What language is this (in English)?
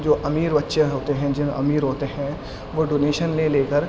Urdu